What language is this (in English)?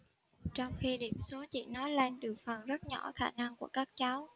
Vietnamese